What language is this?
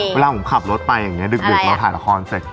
Thai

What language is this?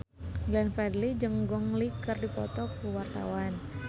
Sundanese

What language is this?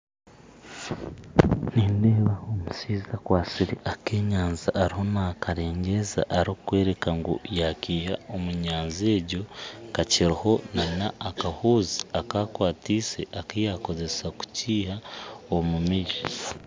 Nyankole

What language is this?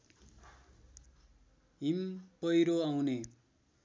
Nepali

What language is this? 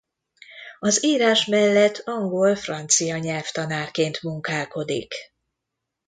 Hungarian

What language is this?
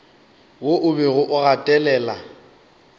Northern Sotho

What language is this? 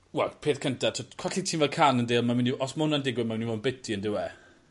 Welsh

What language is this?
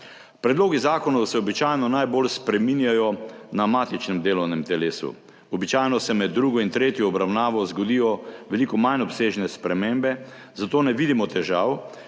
Slovenian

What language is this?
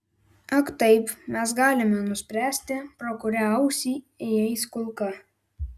Lithuanian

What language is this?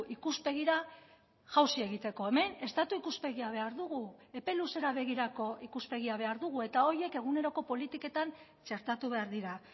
Basque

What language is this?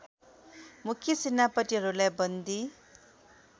Nepali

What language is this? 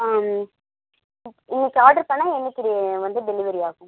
Tamil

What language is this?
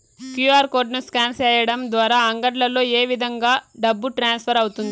Telugu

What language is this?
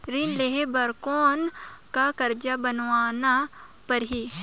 Chhattisgarhi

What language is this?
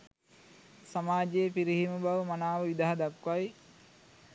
Sinhala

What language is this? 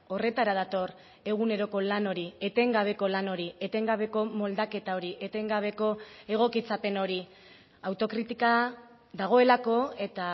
Basque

